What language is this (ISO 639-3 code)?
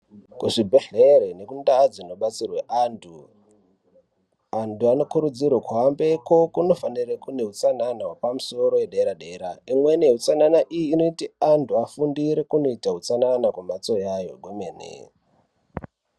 ndc